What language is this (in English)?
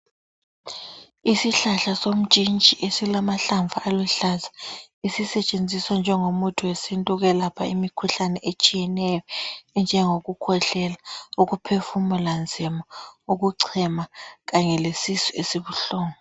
North Ndebele